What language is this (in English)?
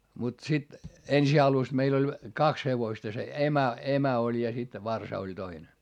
Finnish